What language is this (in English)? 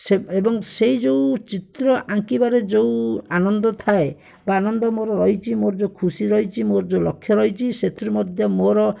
Odia